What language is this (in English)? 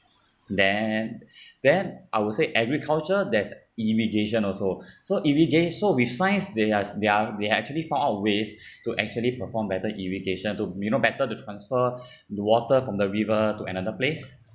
English